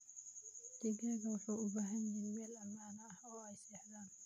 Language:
Somali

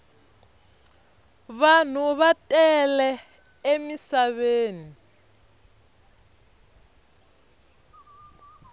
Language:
Tsonga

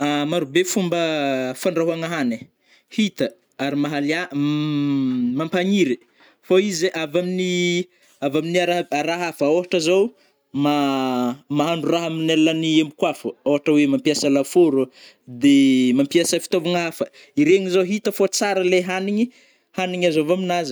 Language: Northern Betsimisaraka Malagasy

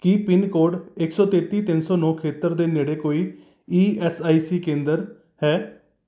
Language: Punjabi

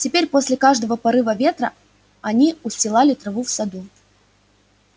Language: Russian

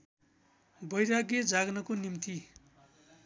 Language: Nepali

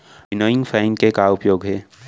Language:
Chhattisgarhi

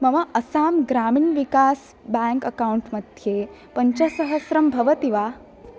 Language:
Sanskrit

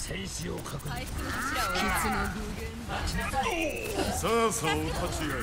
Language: Japanese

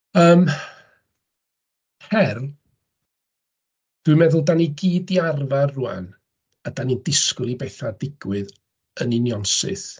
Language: Welsh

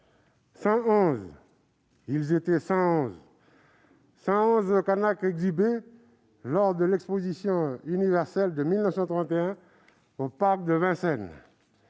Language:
French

